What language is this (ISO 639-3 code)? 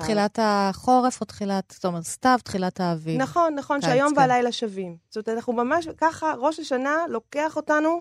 heb